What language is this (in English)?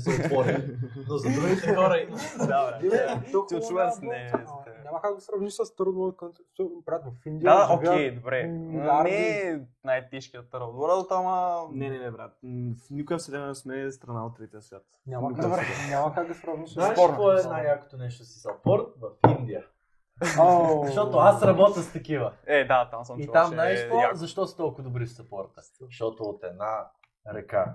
Bulgarian